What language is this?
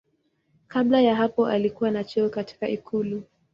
Swahili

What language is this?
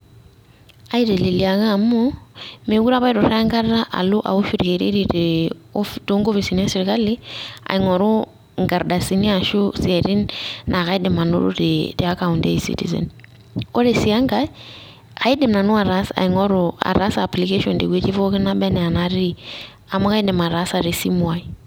Masai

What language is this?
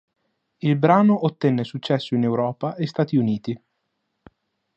Italian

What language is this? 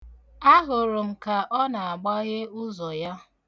Igbo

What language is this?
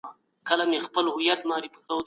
Pashto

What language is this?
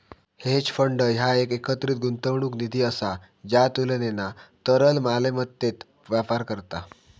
Marathi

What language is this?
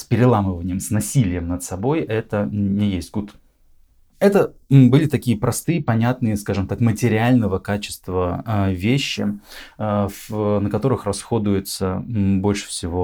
Russian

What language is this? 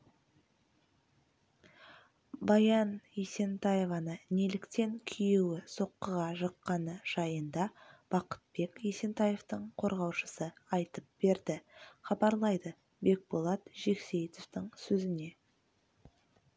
Kazakh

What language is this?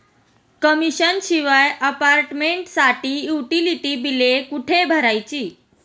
Marathi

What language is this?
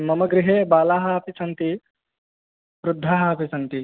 Sanskrit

